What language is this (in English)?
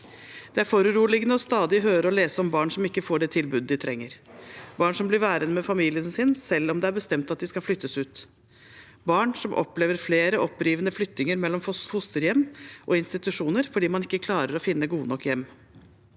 Norwegian